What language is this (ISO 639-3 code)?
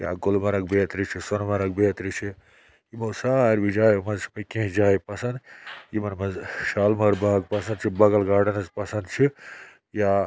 kas